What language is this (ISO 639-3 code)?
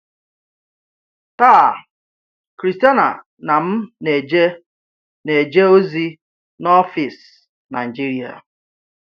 ibo